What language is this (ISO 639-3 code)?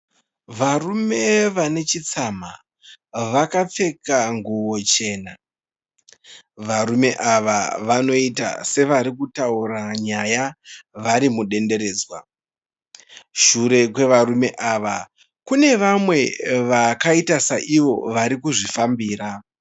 sna